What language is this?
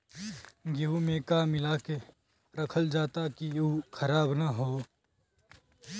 Bhojpuri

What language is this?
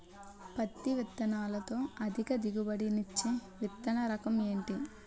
Telugu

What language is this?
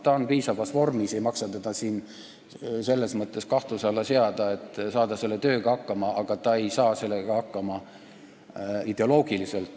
Estonian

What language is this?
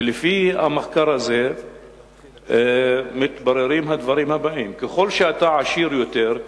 Hebrew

